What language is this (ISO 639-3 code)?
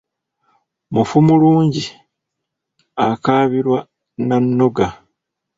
lug